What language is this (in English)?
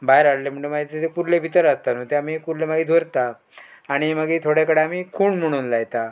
Konkani